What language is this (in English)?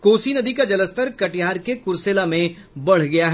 Hindi